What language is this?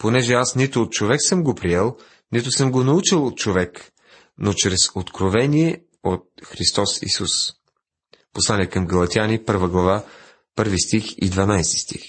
Bulgarian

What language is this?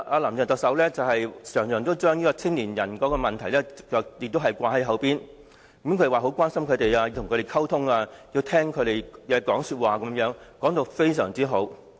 Cantonese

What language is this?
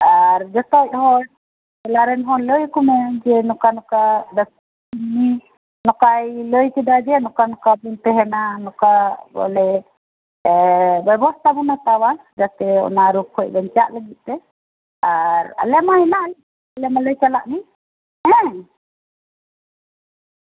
Santali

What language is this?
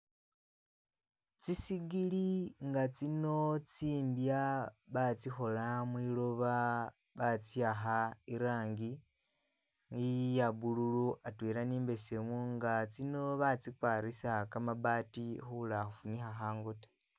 Masaaba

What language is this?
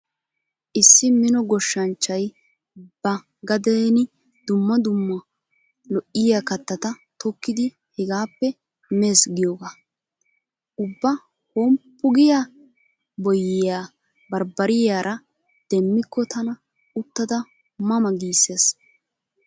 Wolaytta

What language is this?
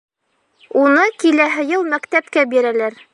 Bashkir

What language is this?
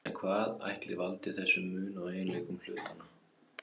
Icelandic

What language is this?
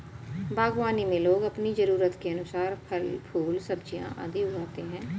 Hindi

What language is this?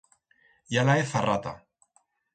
Aragonese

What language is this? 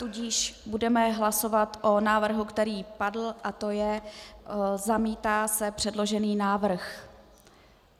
Czech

